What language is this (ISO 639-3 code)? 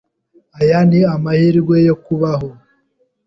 kin